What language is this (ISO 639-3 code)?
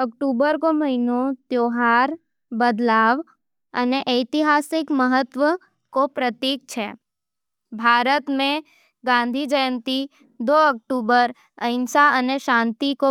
noe